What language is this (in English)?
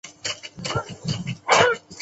Chinese